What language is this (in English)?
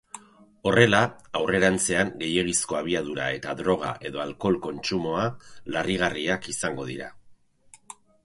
Basque